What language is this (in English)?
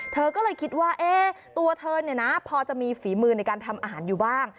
Thai